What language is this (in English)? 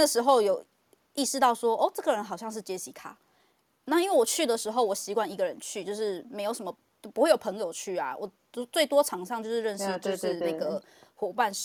Chinese